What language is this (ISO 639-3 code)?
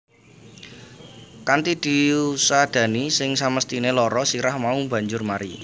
jav